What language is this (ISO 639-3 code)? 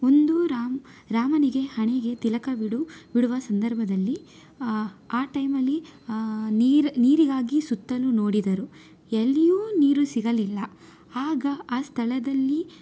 kan